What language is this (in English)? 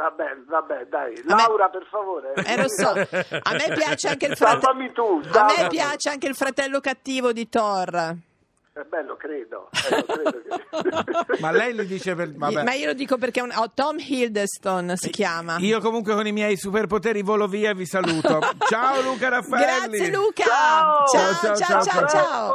Italian